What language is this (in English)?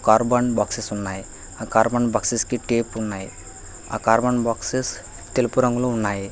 Telugu